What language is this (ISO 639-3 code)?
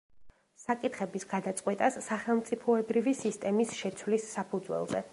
kat